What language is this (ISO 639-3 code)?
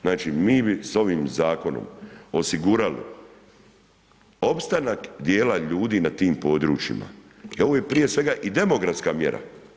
hrv